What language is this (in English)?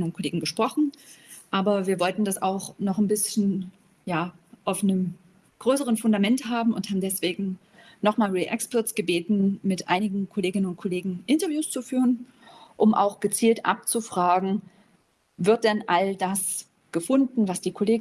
German